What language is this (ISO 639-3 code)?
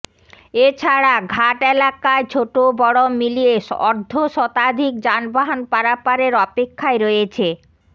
ben